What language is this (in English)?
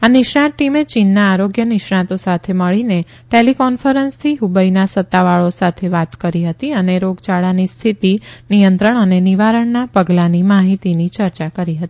Gujarati